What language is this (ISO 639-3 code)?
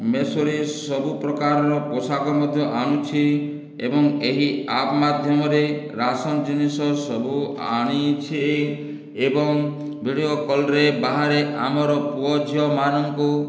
ori